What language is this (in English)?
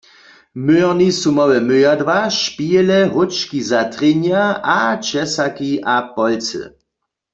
Upper Sorbian